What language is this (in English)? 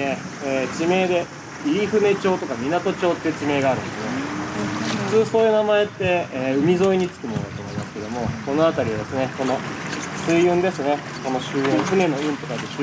Japanese